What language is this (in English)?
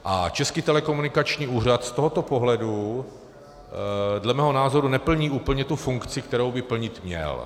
Czech